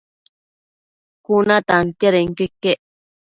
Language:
Matsés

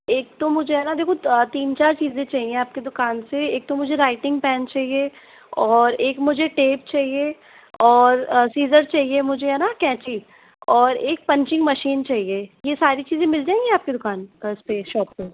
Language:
Hindi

